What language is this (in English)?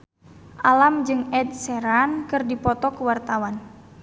Sundanese